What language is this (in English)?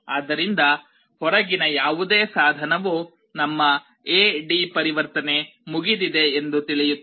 Kannada